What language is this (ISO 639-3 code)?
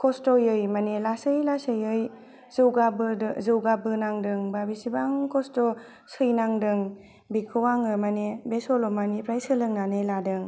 brx